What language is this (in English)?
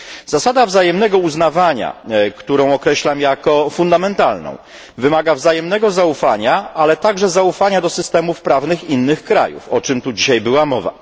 Polish